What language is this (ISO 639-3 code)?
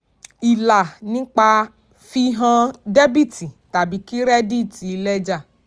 yor